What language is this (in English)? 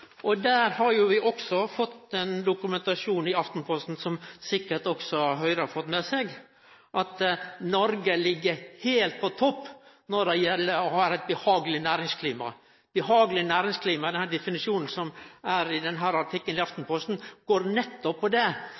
Norwegian Nynorsk